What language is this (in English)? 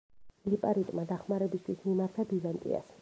Georgian